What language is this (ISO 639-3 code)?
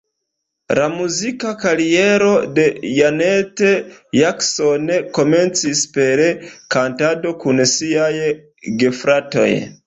epo